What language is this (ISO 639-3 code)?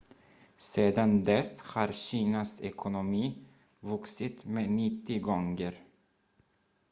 swe